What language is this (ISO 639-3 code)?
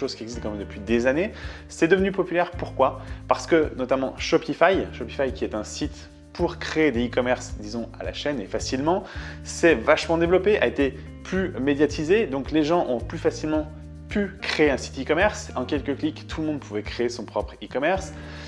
fra